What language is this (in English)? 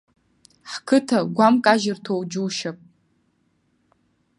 Abkhazian